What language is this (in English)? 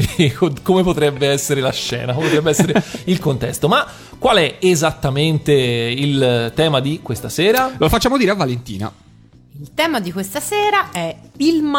Italian